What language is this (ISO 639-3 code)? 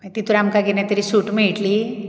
kok